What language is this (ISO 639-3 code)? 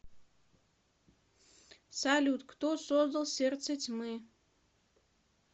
rus